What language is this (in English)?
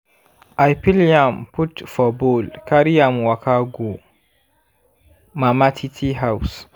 Nigerian Pidgin